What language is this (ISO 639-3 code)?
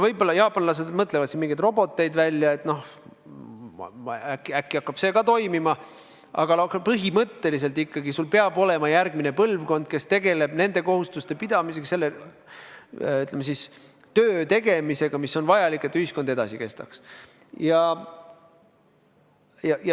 est